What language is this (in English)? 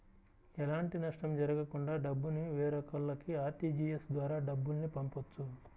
Telugu